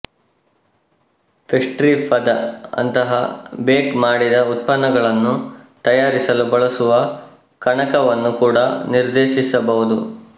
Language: Kannada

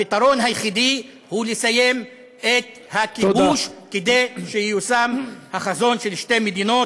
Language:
Hebrew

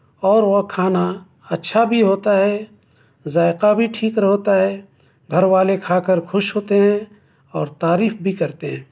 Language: Urdu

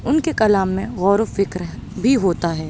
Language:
Urdu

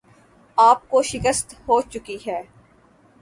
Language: Urdu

